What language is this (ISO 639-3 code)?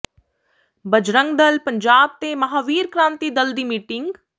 pan